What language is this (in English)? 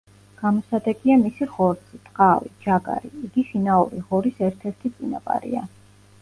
Georgian